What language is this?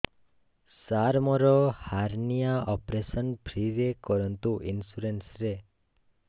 Odia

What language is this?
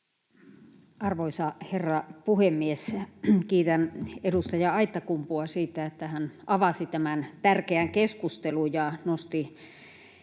Finnish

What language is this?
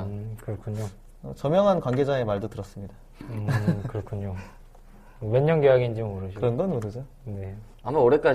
Korean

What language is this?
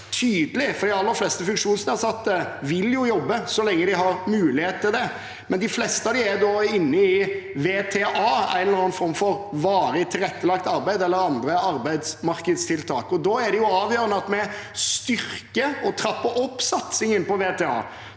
Norwegian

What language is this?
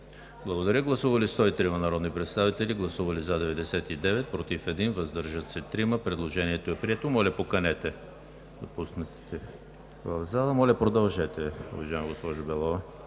Bulgarian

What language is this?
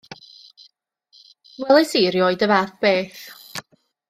Welsh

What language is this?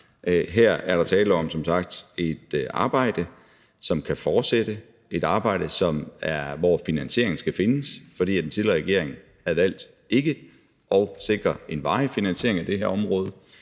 Danish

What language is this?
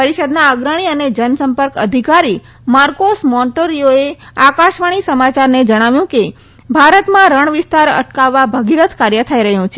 Gujarati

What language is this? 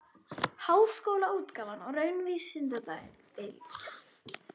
Icelandic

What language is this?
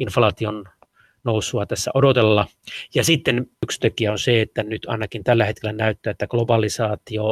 Finnish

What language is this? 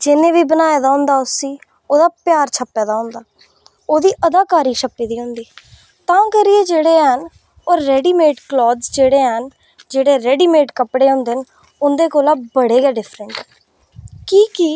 Dogri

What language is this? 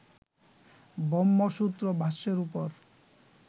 Bangla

